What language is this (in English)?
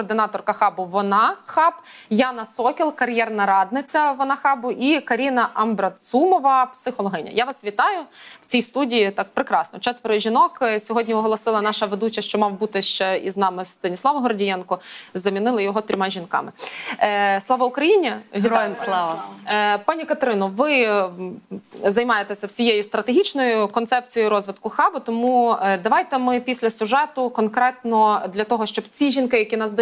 Ukrainian